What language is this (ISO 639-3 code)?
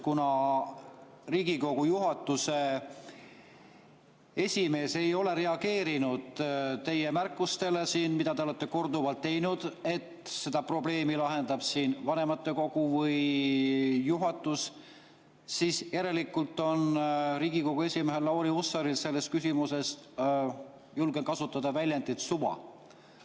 est